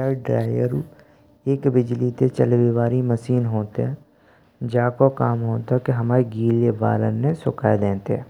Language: Braj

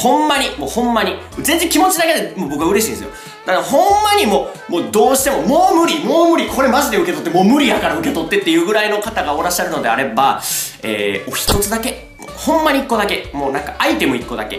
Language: Japanese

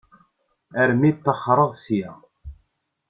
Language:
Kabyle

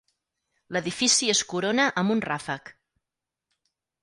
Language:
Catalan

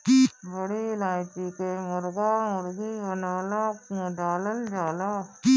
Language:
Bhojpuri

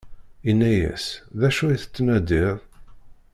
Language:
Kabyle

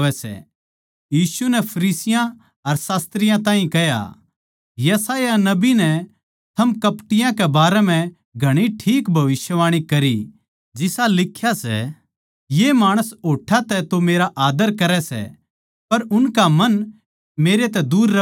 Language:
Haryanvi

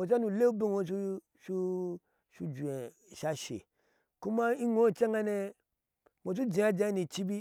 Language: Ashe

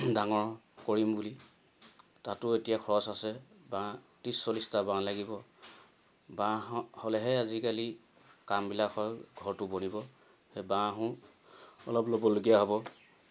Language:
Assamese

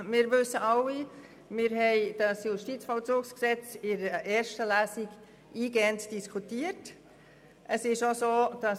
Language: Swiss German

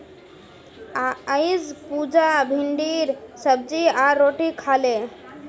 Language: Magahi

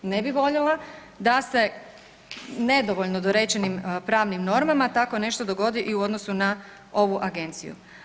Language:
Croatian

